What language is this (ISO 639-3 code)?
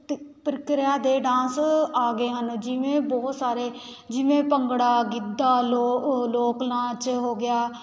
pan